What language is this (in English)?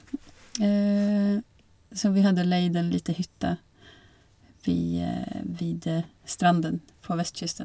Norwegian